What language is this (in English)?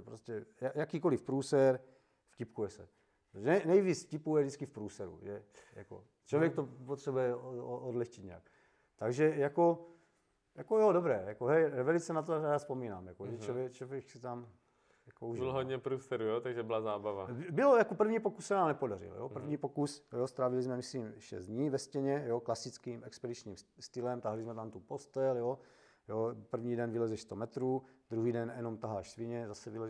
Czech